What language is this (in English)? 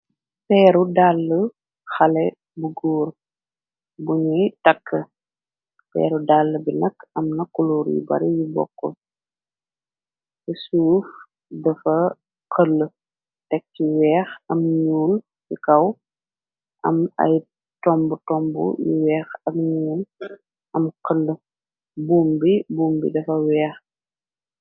Wolof